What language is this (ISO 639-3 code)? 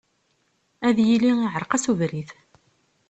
kab